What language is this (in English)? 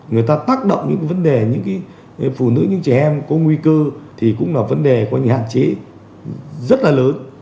Vietnamese